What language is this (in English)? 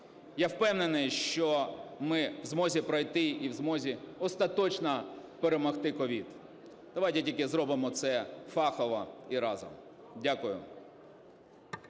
Ukrainian